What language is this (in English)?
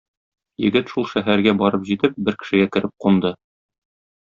Tatar